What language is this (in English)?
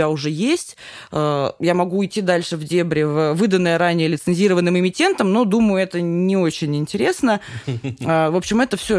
Russian